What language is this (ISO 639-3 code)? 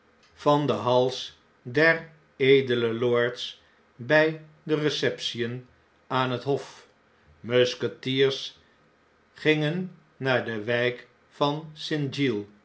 nld